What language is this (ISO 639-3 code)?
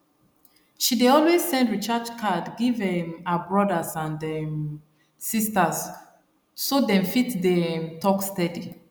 pcm